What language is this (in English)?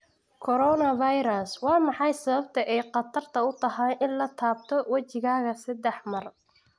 Somali